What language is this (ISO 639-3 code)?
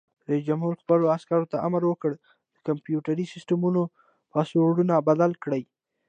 pus